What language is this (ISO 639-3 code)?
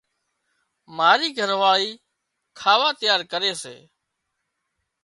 kxp